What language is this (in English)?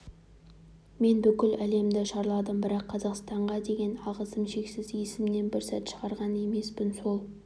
Kazakh